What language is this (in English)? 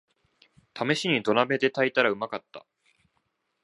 Japanese